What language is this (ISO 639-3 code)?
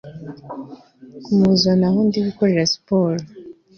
kin